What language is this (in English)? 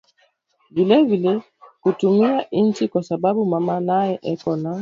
Swahili